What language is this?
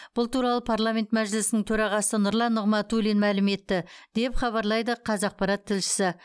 Kazakh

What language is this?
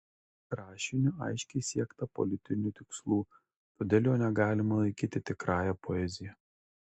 Lithuanian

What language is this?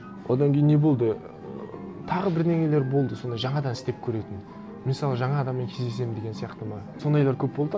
Kazakh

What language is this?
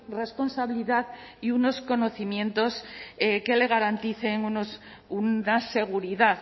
Spanish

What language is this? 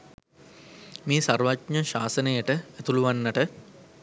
Sinhala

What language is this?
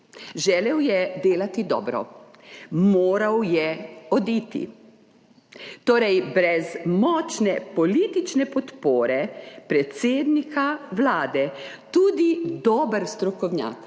Slovenian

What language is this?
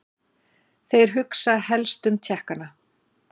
Icelandic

